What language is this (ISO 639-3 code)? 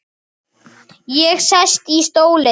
isl